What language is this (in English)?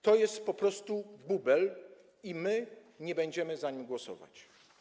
Polish